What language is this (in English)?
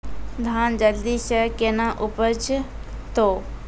Maithili